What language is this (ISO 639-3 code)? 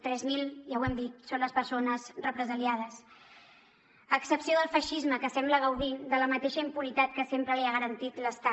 cat